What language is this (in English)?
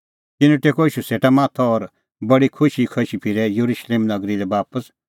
Kullu Pahari